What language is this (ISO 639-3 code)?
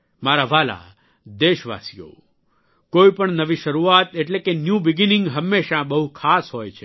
guj